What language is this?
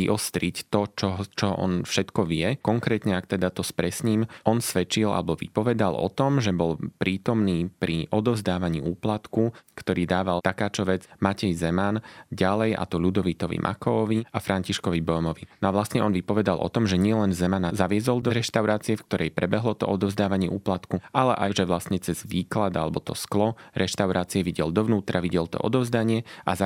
Slovak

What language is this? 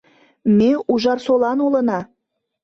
Mari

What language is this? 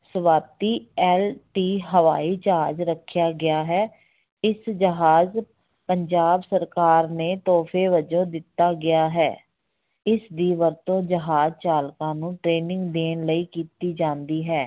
Punjabi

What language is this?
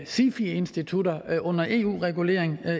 Danish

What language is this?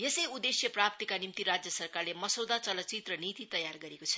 Nepali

